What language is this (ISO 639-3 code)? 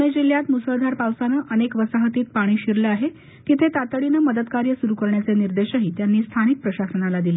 mar